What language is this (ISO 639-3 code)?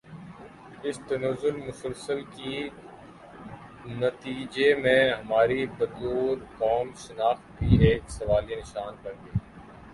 urd